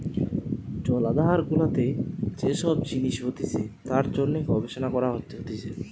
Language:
Bangla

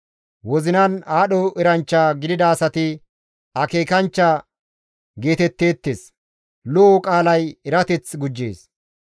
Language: Gamo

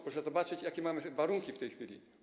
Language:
Polish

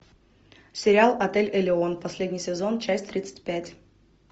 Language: Russian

